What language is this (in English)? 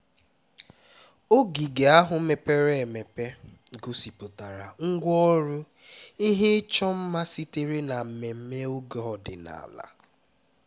Igbo